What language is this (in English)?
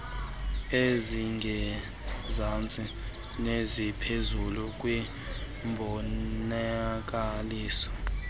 Xhosa